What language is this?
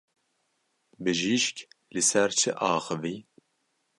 Kurdish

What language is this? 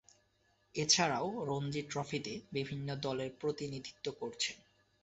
Bangla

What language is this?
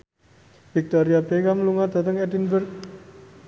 Javanese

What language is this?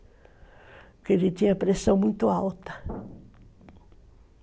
Portuguese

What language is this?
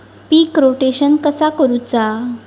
Marathi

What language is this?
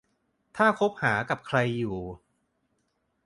Thai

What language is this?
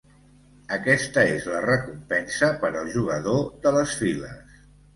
Catalan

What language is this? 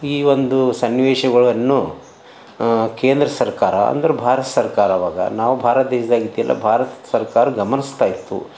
Kannada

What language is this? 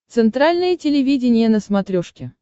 Russian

